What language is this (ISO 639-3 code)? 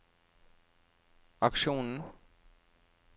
nor